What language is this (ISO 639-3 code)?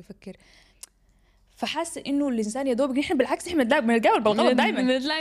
ara